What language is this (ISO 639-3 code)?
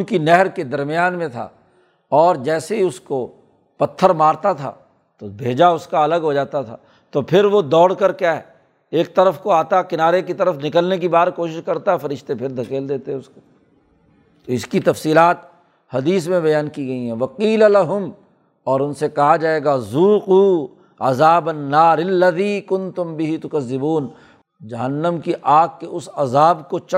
urd